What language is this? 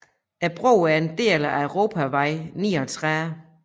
Danish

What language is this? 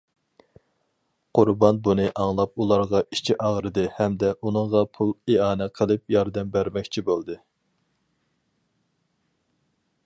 Uyghur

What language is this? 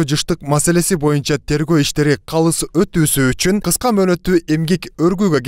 Turkish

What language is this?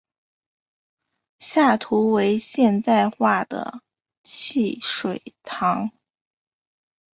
Chinese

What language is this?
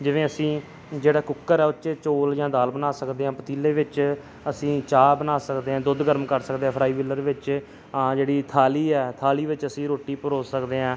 Punjabi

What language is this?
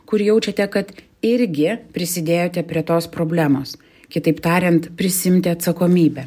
Lithuanian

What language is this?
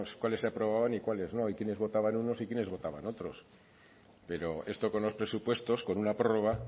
Spanish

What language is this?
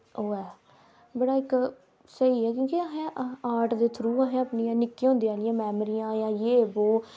Dogri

